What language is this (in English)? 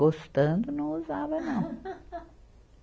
Portuguese